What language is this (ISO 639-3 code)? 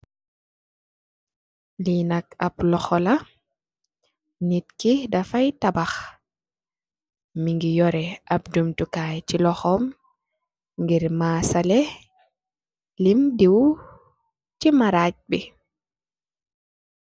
wol